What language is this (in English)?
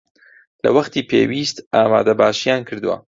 Central Kurdish